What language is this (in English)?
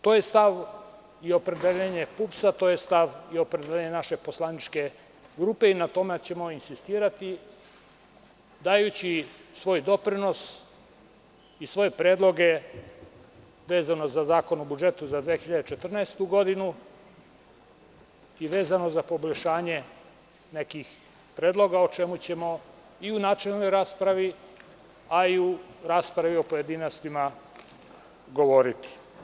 Serbian